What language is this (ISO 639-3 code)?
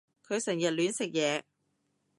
yue